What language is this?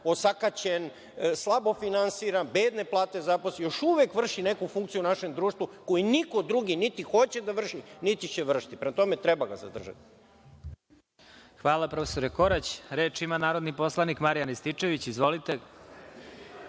Serbian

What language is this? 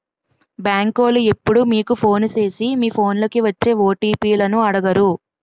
Telugu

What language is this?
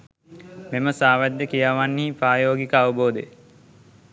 Sinhala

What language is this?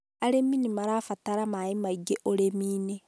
Kikuyu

